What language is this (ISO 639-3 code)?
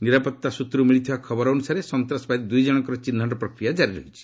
ori